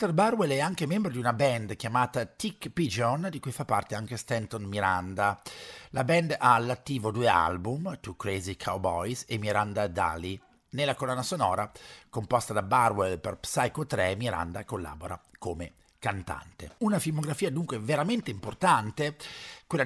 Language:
Italian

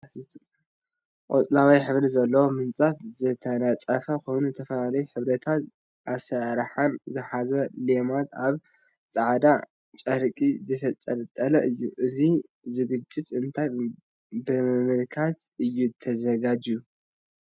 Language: Tigrinya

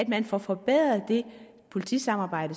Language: Danish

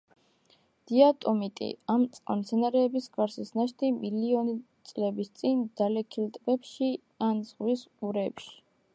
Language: Georgian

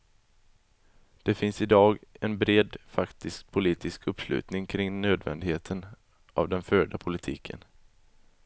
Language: Swedish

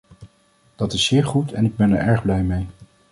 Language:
Dutch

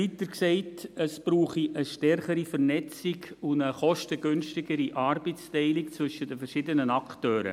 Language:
Swiss German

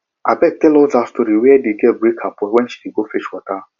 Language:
Nigerian Pidgin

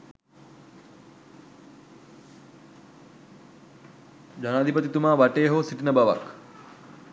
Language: Sinhala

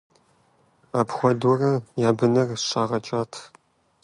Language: Kabardian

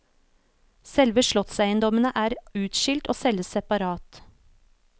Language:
Norwegian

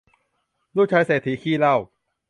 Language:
Thai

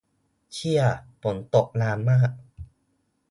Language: Thai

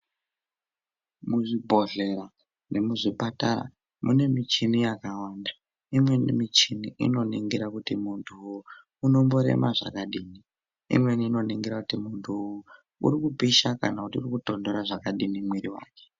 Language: Ndau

